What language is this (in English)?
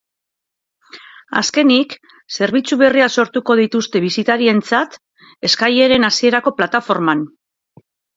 Basque